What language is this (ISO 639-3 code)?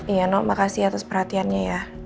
ind